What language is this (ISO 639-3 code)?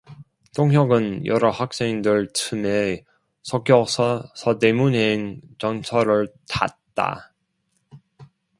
kor